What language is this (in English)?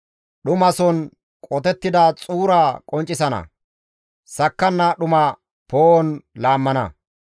Gamo